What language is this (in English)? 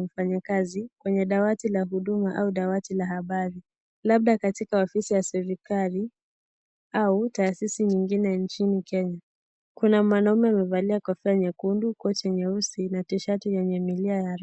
Swahili